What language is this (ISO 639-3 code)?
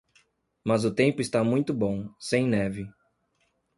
por